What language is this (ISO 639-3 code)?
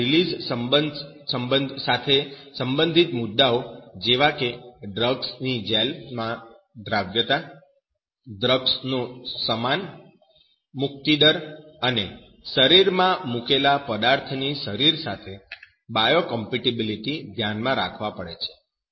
guj